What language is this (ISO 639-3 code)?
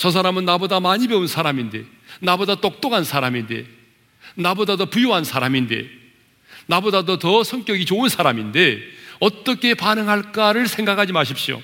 kor